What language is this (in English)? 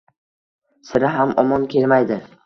Uzbek